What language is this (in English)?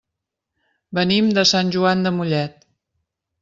Catalan